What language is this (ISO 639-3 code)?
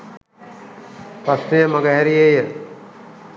sin